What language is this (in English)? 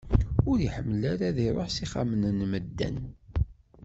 Kabyle